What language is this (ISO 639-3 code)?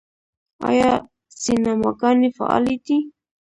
pus